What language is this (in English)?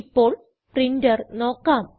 Malayalam